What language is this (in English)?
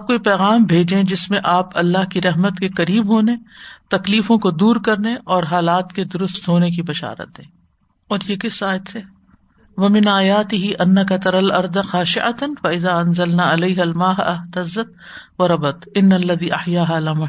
Urdu